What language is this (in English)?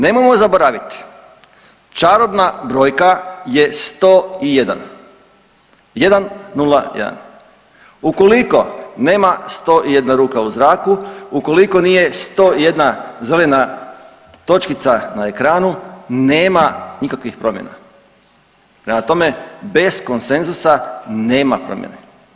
Croatian